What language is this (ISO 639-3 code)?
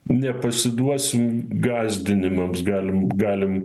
lit